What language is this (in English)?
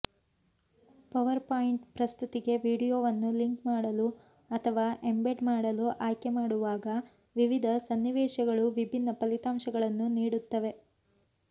Kannada